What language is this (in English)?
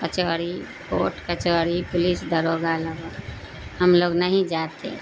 Urdu